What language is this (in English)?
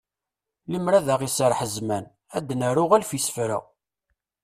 Kabyle